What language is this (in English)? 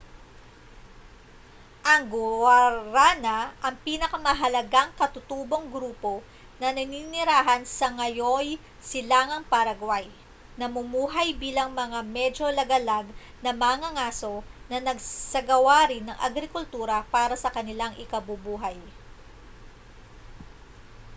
Filipino